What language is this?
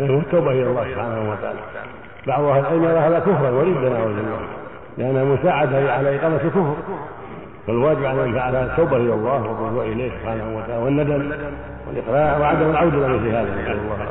Arabic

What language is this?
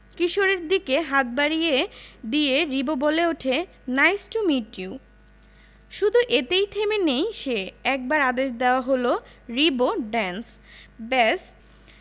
Bangla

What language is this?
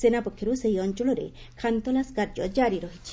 Odia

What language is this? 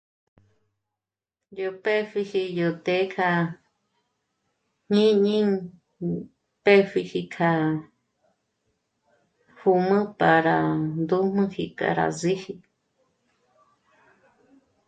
Michoacán Mazahua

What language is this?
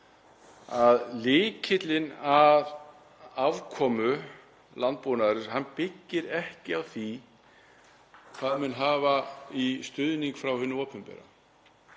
Icelandic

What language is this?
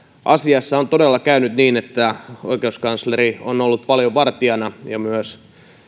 Finnish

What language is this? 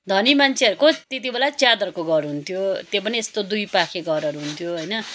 Nepali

